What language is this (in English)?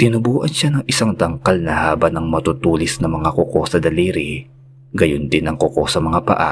Filipino